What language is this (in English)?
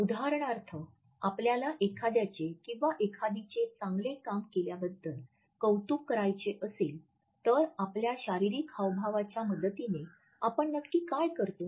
Marathi